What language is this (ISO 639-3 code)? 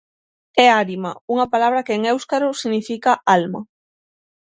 glg